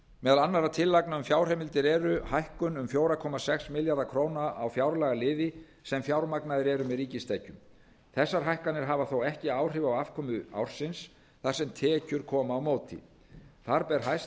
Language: Icelandic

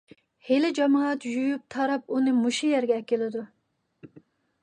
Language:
Uyghur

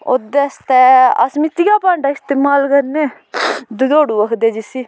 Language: Dogri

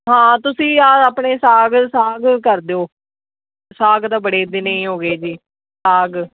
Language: Punjabi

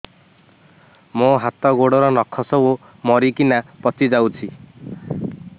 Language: Odia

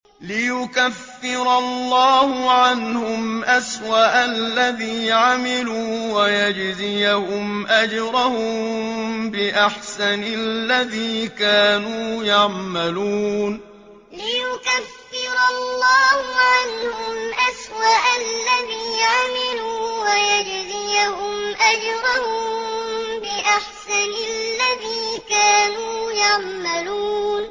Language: Arabic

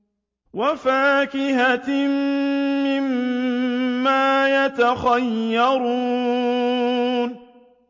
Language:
Arabic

